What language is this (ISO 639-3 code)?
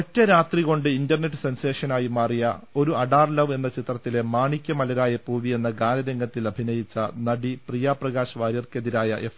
mal